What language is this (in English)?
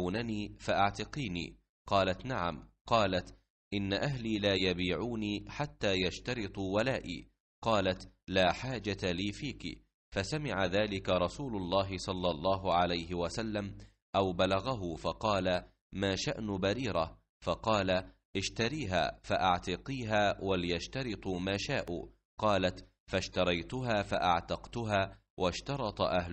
Arabic